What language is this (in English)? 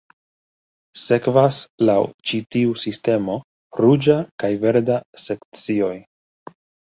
Esperanto